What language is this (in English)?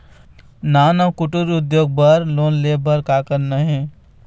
Chhattisgarhi